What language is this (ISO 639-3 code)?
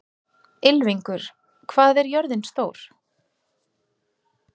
isl